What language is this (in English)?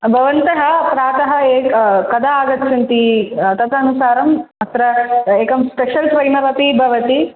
Sanskrit